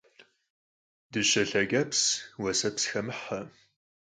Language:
Kabardian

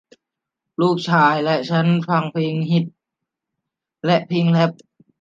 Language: Thai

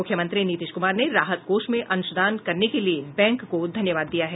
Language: Hindi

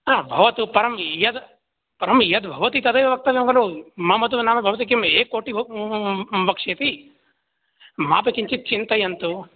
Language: Sanskrit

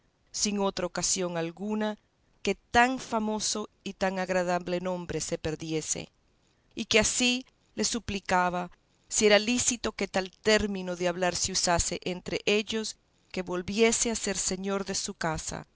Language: Spanish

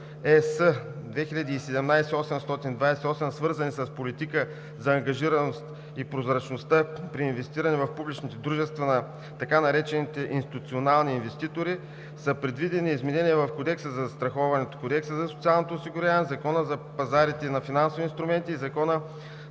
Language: Bulgarian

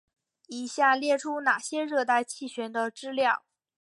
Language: Chinese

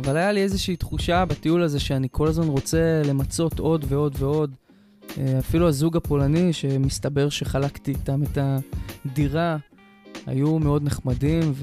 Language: Hebrew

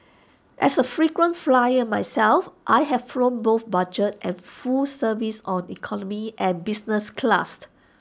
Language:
English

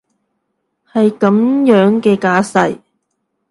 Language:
Cantonese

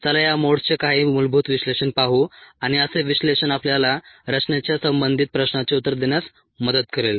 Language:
Marathi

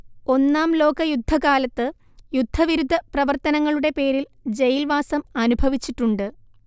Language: Malayalam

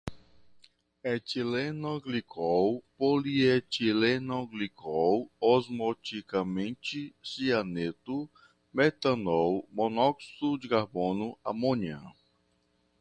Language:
Portuguese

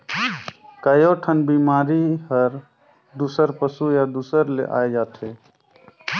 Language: Chhattisgarhi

